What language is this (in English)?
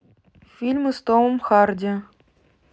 Russian